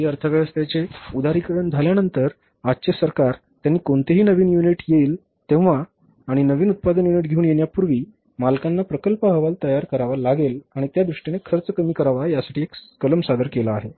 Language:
Marathi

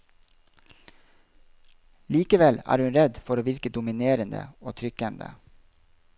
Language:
Norwegian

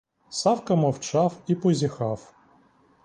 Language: Ukrainian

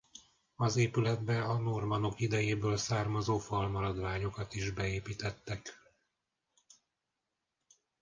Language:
Hungarian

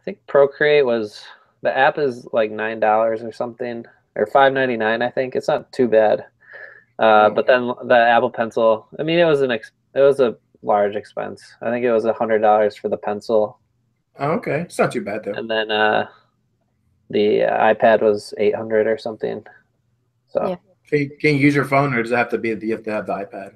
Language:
English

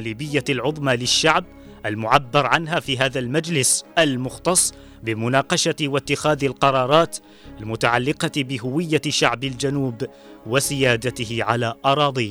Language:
Arabic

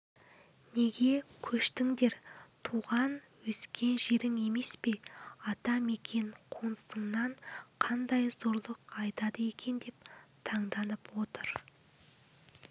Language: Kazakh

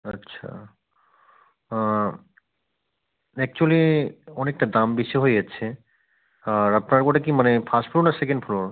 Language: Bangla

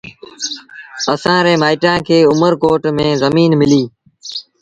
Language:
Sindhi Bhil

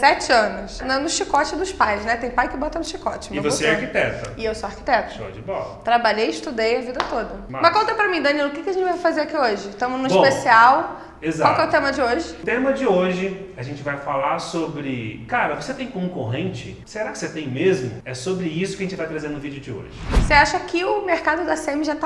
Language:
Portuguese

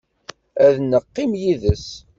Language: Kabyle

